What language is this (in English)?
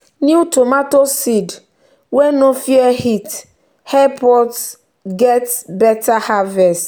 Nigerian Pidgin